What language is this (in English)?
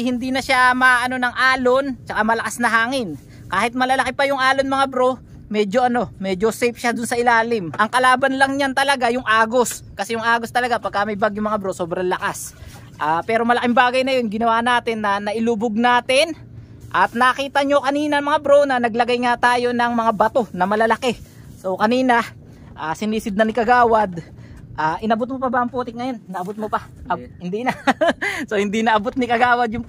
Filipino